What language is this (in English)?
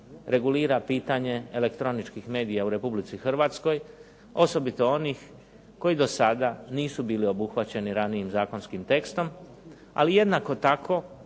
Croatian